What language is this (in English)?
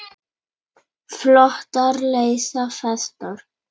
Icelandic